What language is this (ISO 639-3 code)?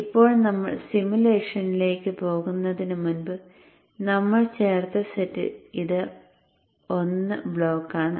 mal